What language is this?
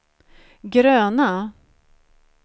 Swedish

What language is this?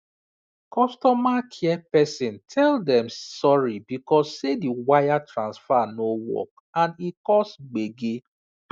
Nigerian Pidgin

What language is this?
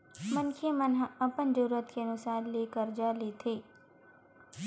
Chhattisgarhi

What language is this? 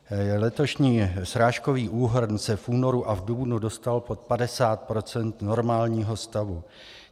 Czech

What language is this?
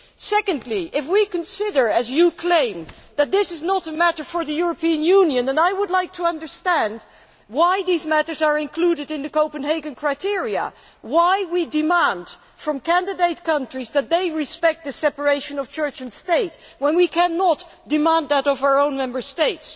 English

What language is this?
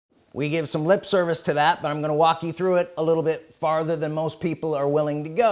English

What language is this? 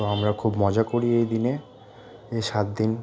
Bangla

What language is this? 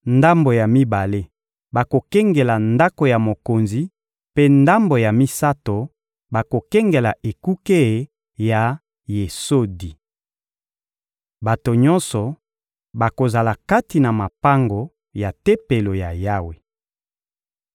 Lingala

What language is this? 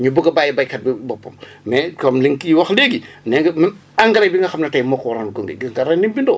Wolof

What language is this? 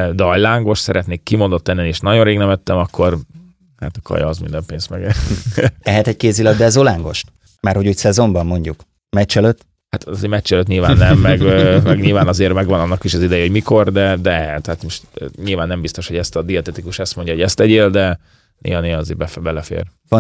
Hungarian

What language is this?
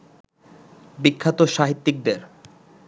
Bangla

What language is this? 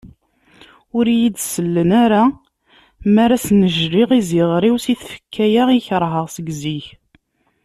Kabyle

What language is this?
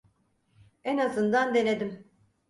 Turkish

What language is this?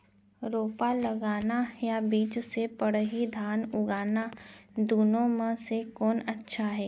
Chhattisgarhi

